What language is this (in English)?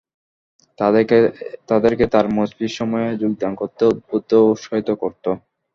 Bangla